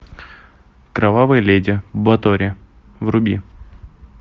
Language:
Russian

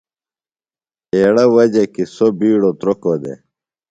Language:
Phalura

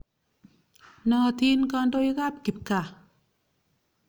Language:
Kalenjin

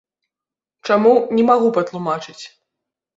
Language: Belarusian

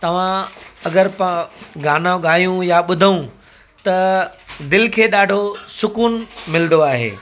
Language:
Sindhi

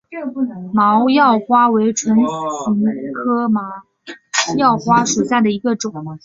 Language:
Chinese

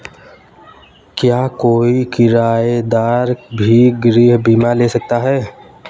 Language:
Hindi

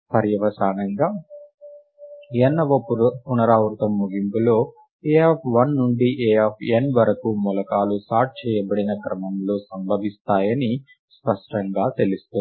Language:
Telugu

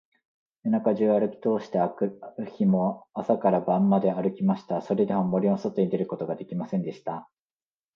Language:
Japanese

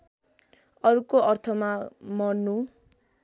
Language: Nepali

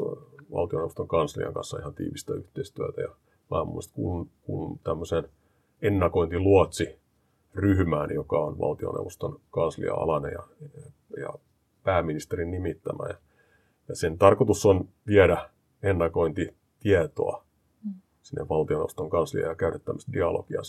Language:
Finnish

